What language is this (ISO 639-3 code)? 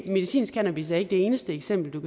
dan